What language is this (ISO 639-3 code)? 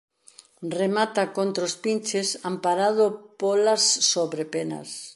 glg